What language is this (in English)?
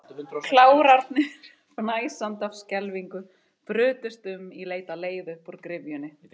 Icelandic